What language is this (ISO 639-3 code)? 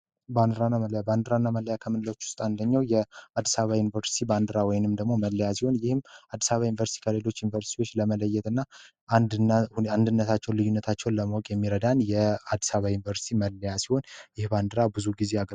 amh